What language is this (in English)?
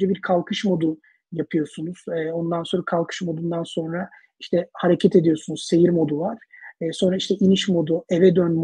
Turkish